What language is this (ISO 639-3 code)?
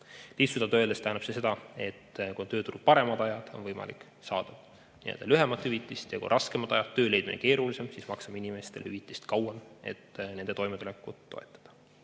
est